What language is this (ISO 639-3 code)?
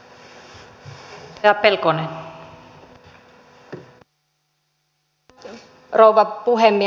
fin